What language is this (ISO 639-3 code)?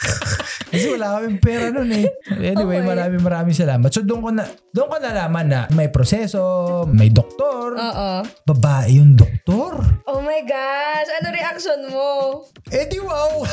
fil